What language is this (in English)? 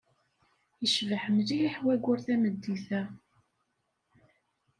Kabyle